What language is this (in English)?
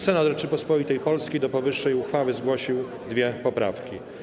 Polish